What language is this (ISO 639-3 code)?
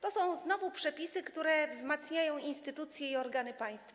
pol